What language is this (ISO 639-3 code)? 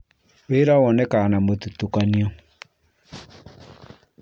kik